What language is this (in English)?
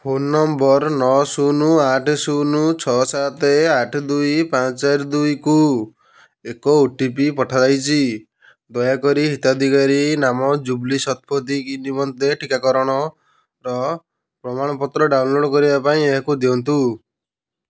Odia